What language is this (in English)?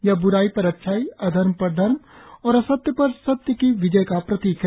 Hindi